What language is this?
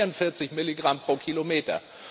German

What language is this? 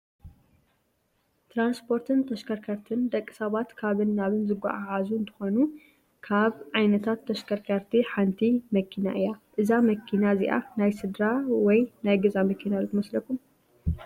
Tigrinya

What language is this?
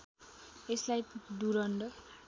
Nepali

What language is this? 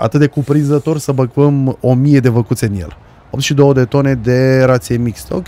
Romanian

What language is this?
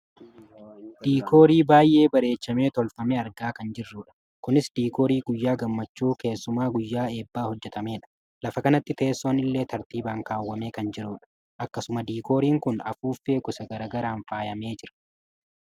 Oromo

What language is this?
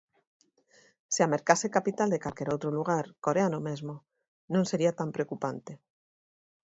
Galician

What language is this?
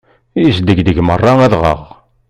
Kabyle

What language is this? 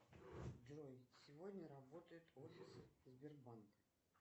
Russian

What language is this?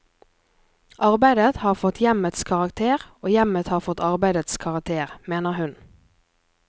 Norwegian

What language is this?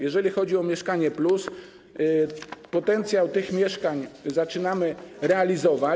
Polish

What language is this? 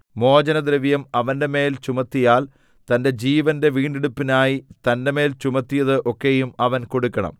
Malayalam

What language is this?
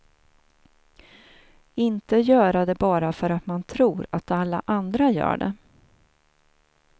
Swedish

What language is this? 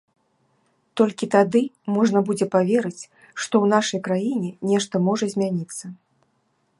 Belarusian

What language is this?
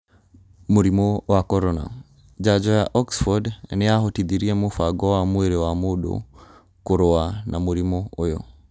Kikuyu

